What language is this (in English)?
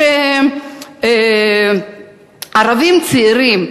Hebrew